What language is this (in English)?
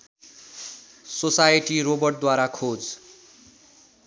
Nepali